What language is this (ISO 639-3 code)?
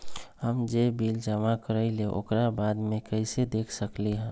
mag